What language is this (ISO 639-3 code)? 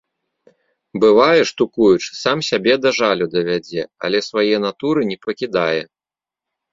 bel